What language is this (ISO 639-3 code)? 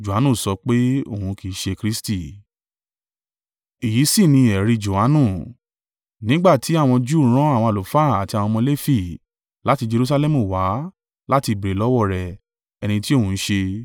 yor